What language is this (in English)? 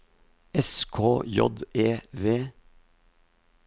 Norwegian